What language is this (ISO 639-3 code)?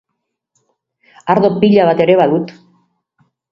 eus